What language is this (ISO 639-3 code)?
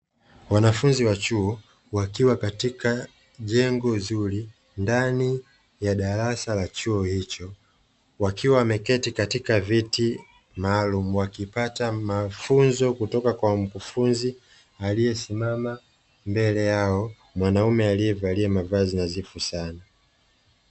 swa